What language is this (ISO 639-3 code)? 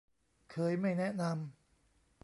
tha